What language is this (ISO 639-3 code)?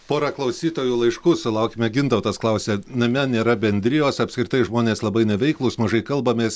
lit